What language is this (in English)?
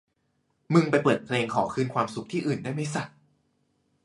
Thai